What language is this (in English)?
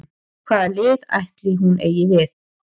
Icelandic